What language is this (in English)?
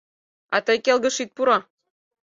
Mari